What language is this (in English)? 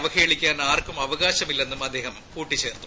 Malayalam